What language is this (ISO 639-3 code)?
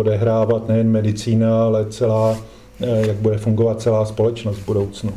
ces